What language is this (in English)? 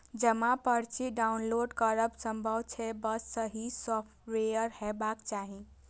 Maithili